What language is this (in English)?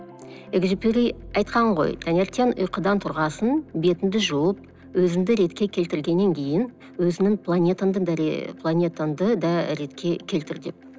Kazakh